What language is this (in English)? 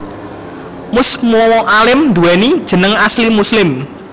Javanese